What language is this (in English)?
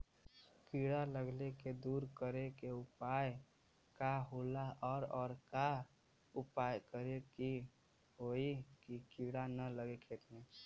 Bhojpuri